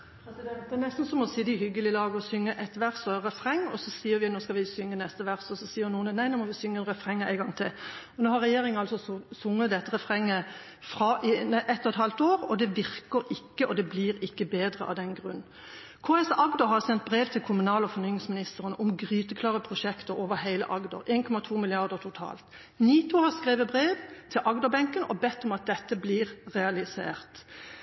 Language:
Norwegian Bokmål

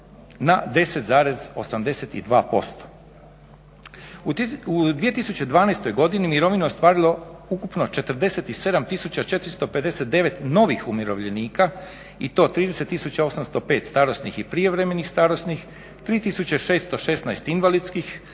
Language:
Croatian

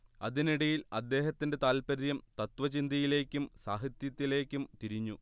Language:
Malayalam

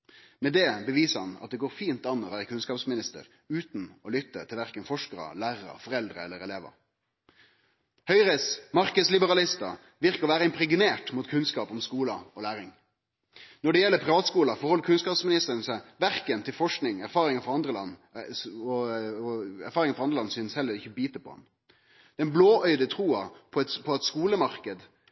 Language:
Norwegian Nynorsk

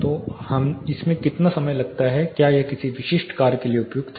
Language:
Hindi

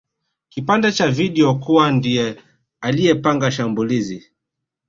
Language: Swahili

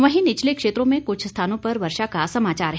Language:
Hindi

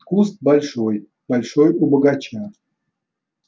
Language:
Russian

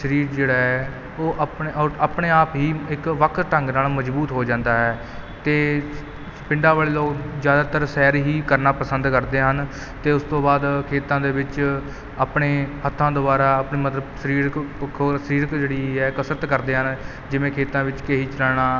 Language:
Punjabi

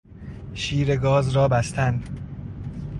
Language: Persian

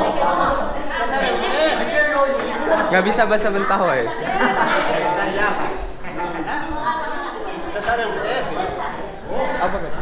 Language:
Indonesian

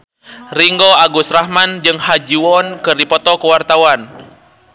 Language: Sundanese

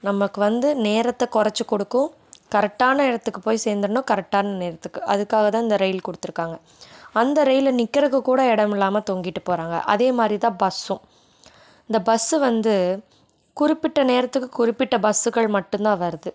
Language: Tamil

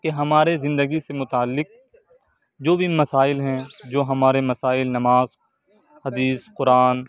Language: Urdu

